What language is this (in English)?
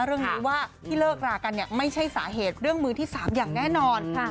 Thai